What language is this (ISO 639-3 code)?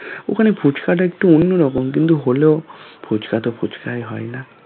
ben